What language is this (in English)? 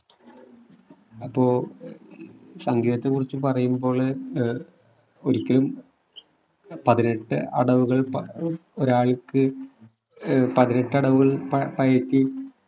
Malayalam